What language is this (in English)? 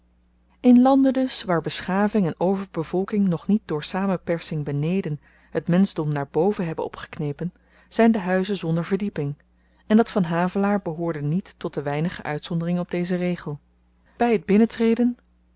Dutch